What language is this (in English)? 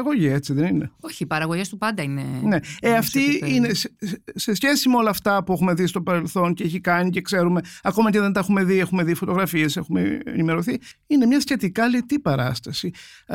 Greek